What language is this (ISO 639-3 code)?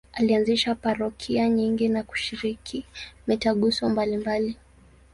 swa